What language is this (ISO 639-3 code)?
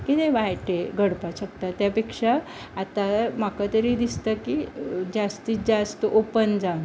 kok